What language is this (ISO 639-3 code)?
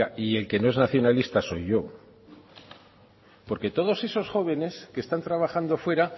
spa